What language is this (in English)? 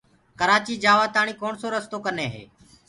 Gurgula